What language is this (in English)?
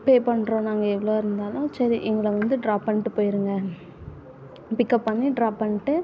Tamil